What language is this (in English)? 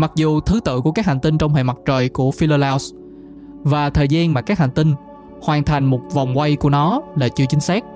Vietnamese